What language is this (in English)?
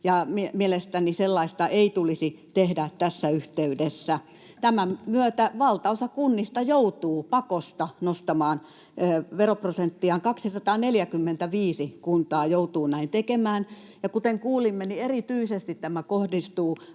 Finnish